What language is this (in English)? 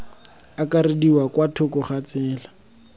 Tswana